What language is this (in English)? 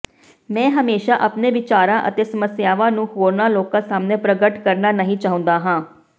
Punjabi